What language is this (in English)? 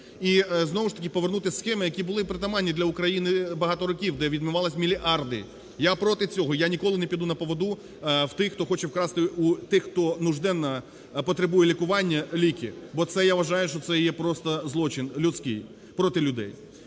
Ukrainian